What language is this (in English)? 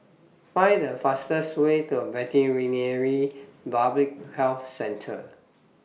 English